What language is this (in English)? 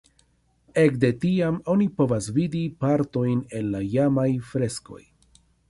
Esperanto